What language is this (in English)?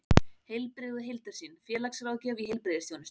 Icelandic